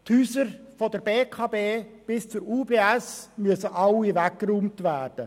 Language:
Swiss German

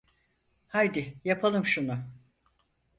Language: Turkish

